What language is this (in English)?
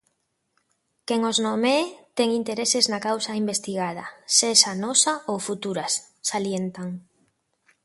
Galician